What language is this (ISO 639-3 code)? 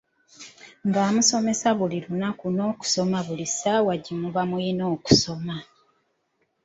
lug